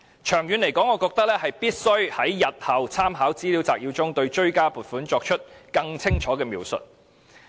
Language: Cantonese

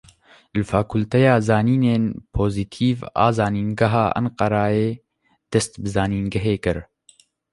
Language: Kurdish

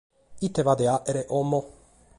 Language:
Sardinian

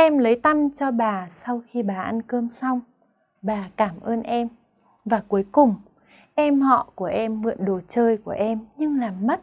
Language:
Vietnamese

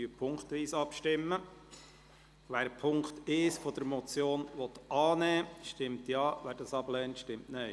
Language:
Swiss German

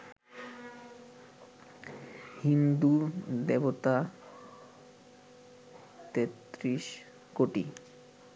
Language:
Bangla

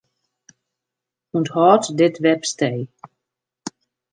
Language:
Western Frisian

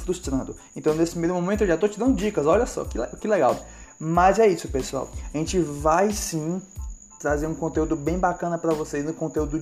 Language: Portuguese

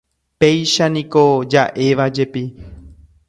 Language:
Guarani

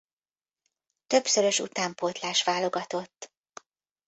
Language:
Hungarian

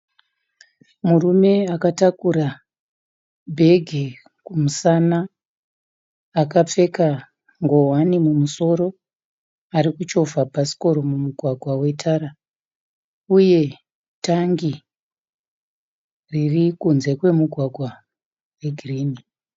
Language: Shona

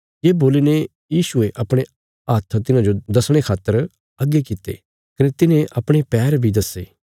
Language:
Bilaspuri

